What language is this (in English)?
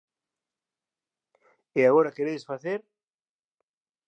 Galician